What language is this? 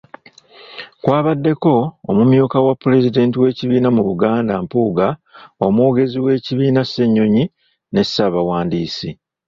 Ganda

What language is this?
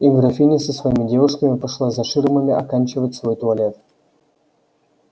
Russian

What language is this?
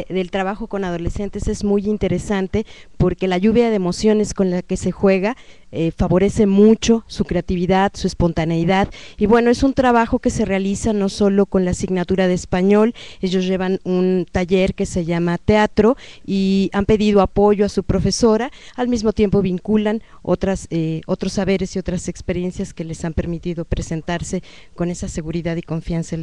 Spanish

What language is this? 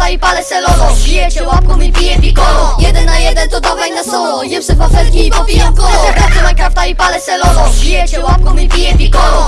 Polish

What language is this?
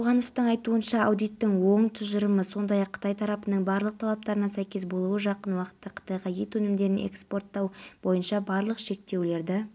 Kazakh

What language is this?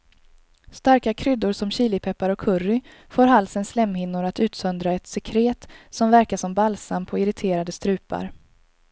Swedish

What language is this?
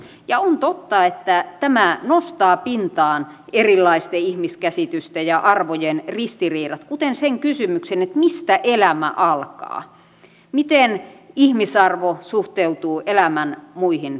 Finnish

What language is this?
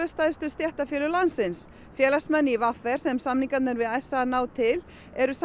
Icelandic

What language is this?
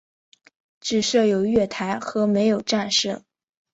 Chinese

